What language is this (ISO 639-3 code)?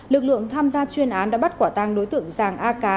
vie